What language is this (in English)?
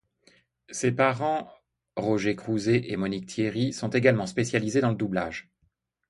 French